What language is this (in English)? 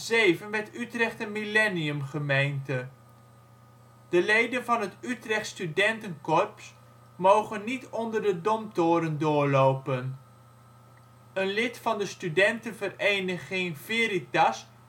Dutch